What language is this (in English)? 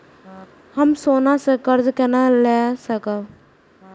Maithili